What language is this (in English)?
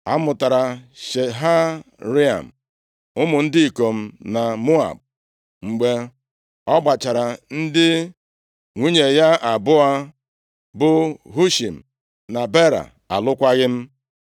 Igbo